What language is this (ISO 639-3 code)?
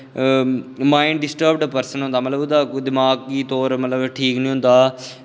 doi